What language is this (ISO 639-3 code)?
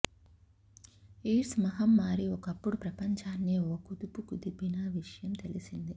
tel